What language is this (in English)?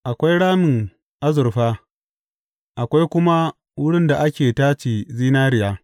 Hausa